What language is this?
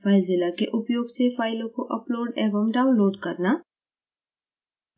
Hindi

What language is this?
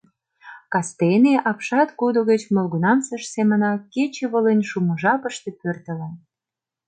Mari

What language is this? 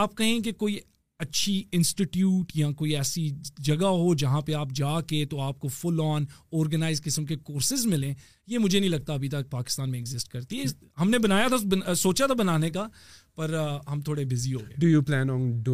Urdu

